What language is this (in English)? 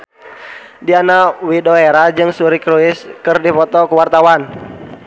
Sundanese